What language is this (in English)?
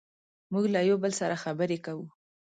Pashto